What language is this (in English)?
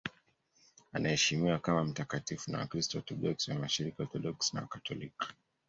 Swahili